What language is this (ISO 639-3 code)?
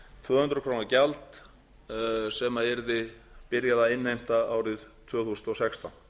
isl